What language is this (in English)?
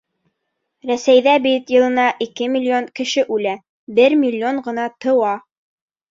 Bashkir